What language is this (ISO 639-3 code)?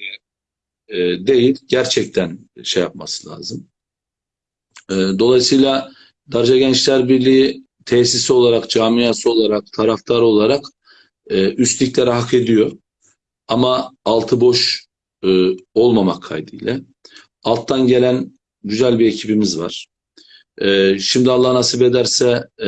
tur